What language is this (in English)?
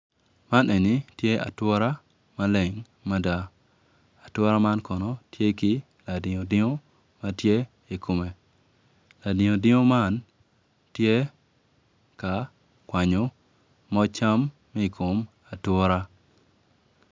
Acoli